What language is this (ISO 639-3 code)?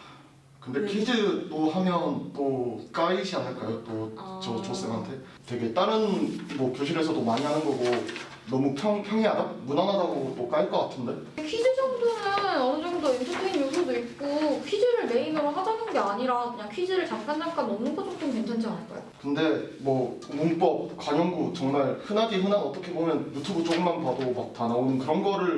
kor